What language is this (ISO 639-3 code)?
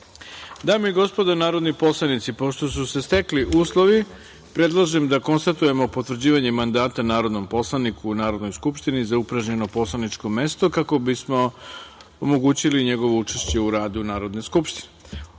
srp